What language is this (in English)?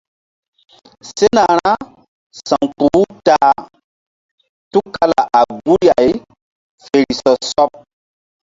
Mbum